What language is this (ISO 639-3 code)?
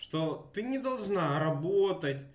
rus